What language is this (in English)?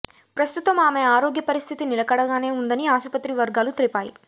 Telugu